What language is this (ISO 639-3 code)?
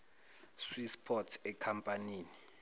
zul